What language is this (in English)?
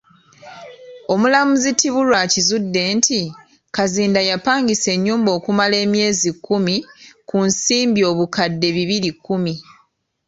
Ganda